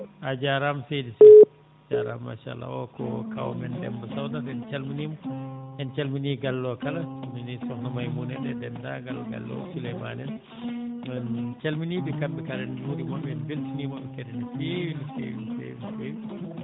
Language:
Fula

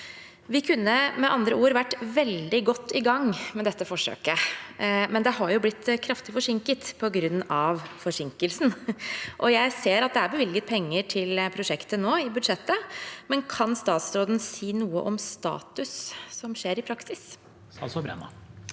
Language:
Norwegian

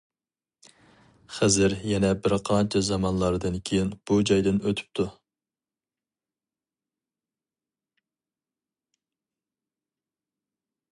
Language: Uyghur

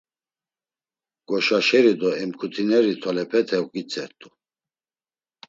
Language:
Laz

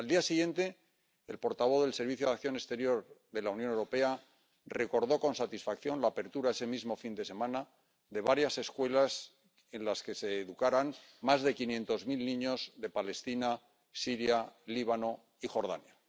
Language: Spanish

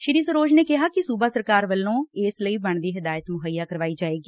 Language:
Punjabi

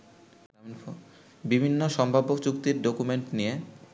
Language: Bangla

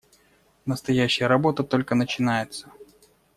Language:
Russian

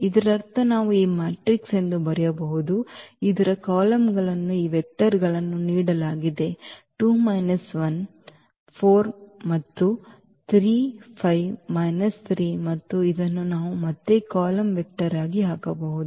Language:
Kannada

